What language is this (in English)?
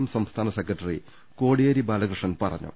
Malayalam